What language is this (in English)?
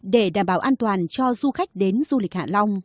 Vietnamese